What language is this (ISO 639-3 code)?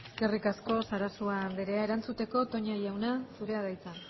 eus